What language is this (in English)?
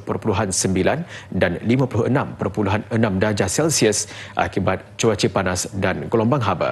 Malay